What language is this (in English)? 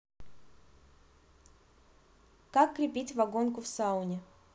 Russian